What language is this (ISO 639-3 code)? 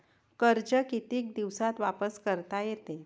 mar